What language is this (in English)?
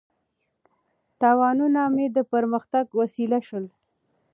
Pashto